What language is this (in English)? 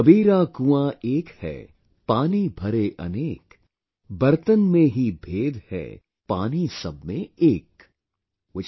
English